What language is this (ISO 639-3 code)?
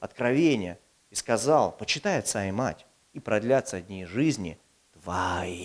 rus